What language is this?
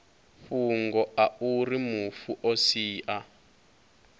Venda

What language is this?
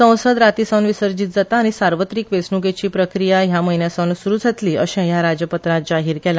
Konkani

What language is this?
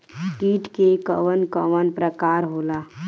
Bhojpuri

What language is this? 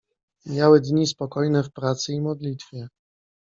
Polish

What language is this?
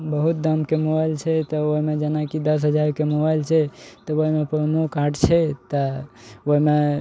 Maithili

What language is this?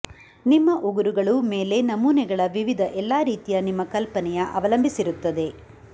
Kannada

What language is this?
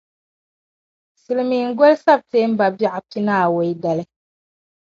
Dagbani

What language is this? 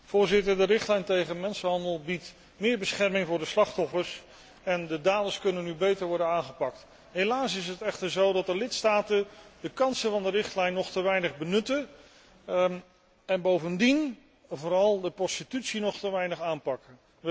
Dutch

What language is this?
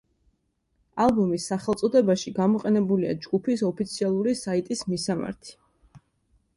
Georgian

